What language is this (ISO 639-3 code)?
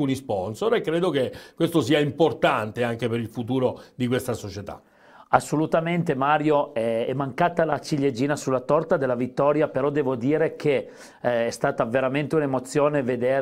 ita